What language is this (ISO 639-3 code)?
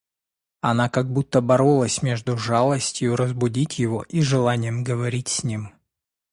rus